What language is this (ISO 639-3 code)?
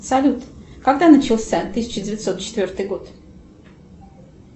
rus